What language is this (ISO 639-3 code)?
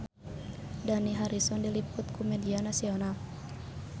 sun